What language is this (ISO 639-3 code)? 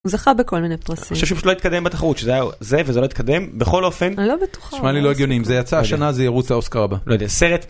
heb